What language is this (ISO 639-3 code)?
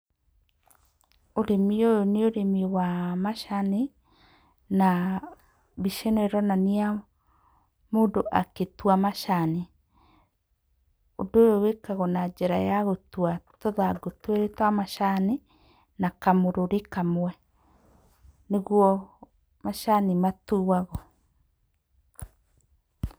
kik